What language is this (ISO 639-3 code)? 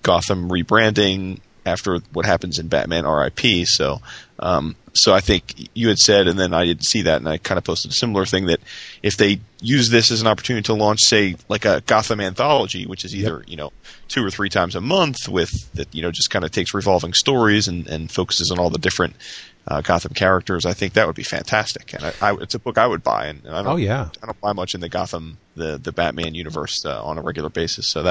eng